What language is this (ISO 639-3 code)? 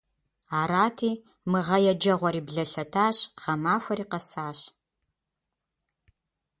kbd